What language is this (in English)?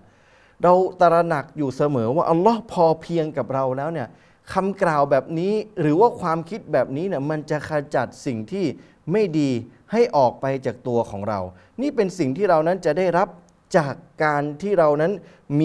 Thai